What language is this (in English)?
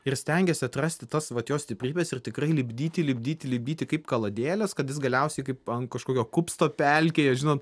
Lithuanian